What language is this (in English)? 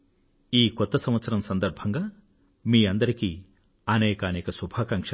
Telugu